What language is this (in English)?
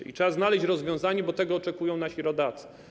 Polish